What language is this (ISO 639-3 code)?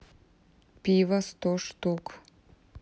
rus